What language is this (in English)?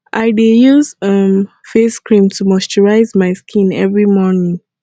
Nigerian Pidgin